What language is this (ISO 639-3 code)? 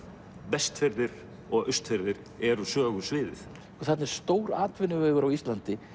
isl